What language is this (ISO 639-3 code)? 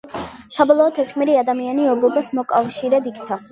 kat